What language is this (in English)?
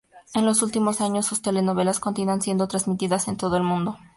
Spanish